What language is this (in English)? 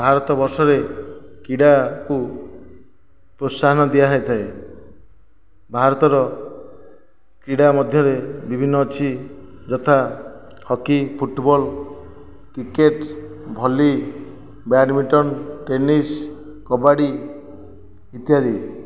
Odia